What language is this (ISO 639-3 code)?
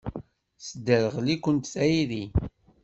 kab